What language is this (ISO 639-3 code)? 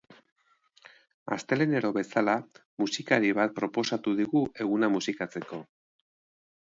eus